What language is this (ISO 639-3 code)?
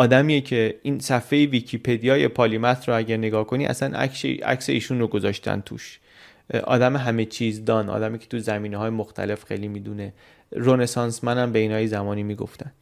fas